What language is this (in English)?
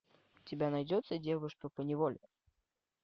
Russian